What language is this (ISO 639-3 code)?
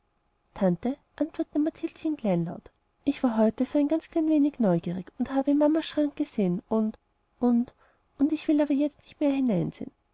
deu